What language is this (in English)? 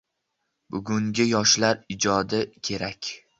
Uzbek